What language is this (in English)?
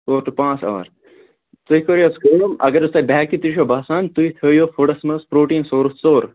Kashmiri